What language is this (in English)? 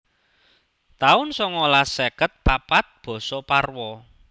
Javanese